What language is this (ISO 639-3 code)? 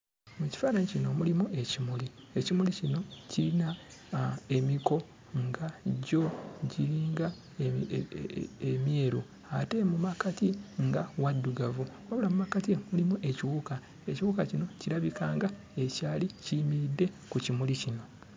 lug